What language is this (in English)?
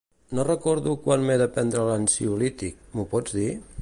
Catalan